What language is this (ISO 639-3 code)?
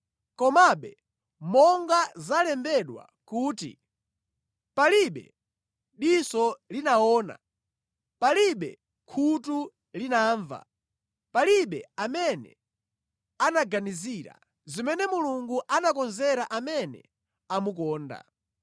nya